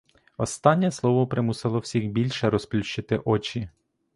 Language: Ukrainian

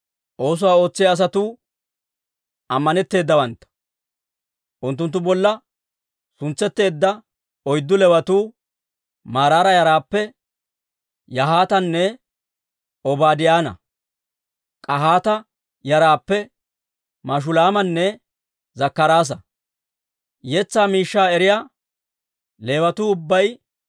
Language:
Dawro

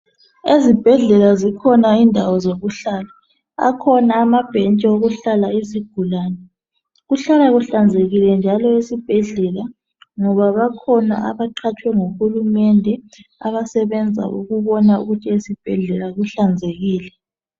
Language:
North Ndebele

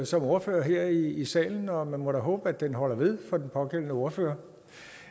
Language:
Danish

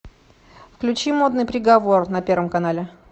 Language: Russian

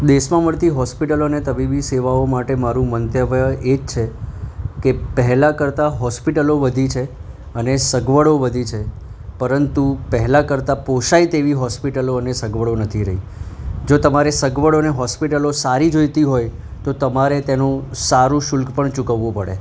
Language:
Gujarati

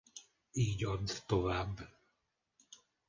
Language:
Hungarian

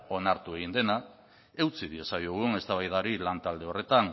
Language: Basque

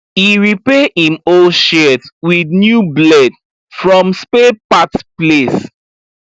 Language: Nigerian Pidgin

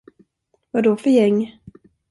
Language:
Swedish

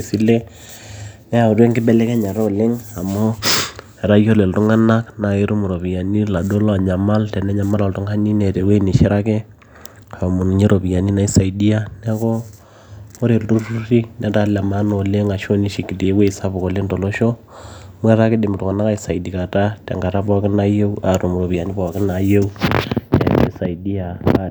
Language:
Masai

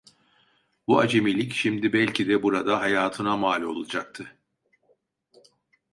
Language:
Turkish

